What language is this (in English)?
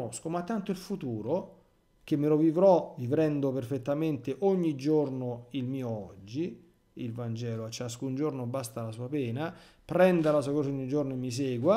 Italian